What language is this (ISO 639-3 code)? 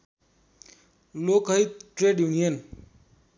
nep